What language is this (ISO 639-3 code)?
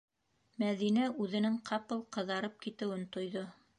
bak